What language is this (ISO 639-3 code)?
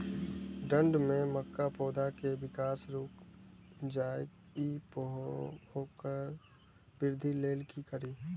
mai